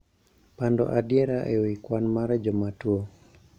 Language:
Luo (Kenya and Tanzania)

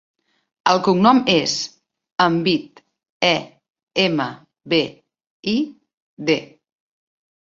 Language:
Catalan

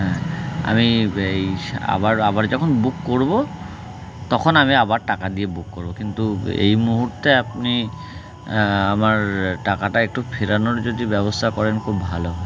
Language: Bangla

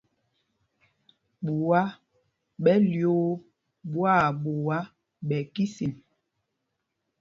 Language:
Mpumpong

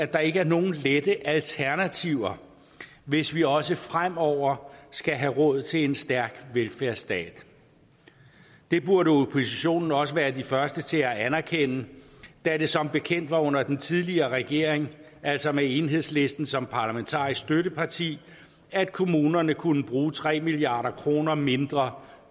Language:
Danish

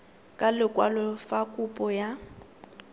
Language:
Tswana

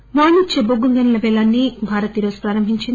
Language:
Telugu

